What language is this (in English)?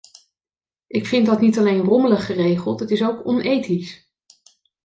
Dutch